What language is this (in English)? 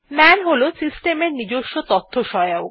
Bangla